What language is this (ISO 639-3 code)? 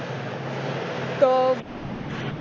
guj